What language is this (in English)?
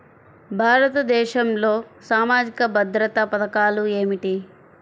Telugu